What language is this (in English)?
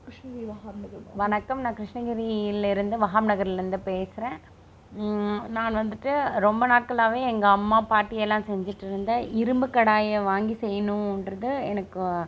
Tamil